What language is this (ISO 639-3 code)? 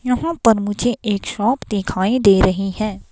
hin